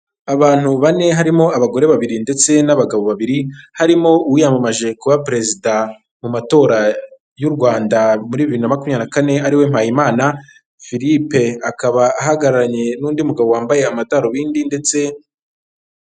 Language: Kinyarwanda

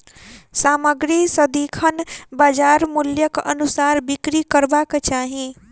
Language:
Maithili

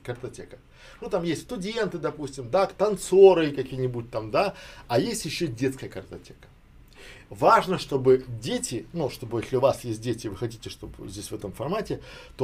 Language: Russian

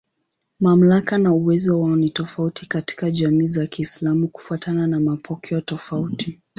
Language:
Swahili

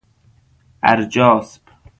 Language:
Persian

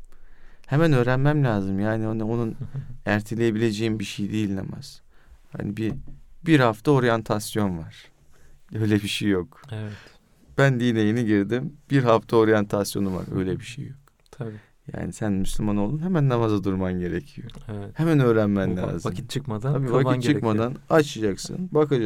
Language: Turkish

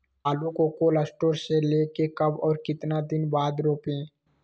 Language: Magahi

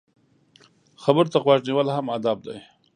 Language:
Pashto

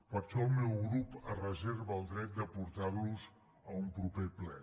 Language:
Catalan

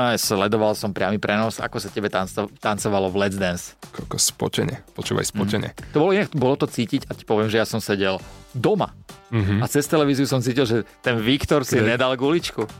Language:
Slovak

